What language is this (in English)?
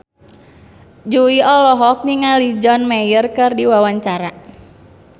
Sundanese